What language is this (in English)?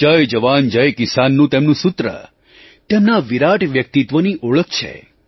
Gujarati